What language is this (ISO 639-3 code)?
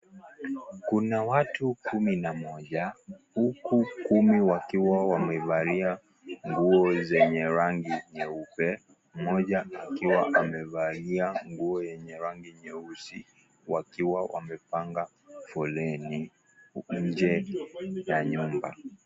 swa